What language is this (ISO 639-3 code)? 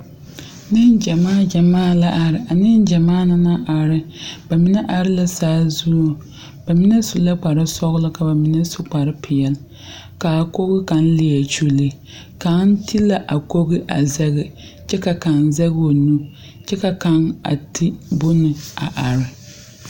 dga